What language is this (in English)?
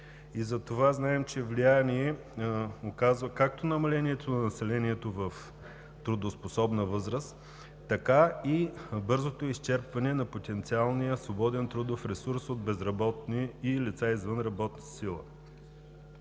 Bulgarian